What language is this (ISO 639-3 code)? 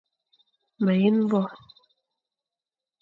fan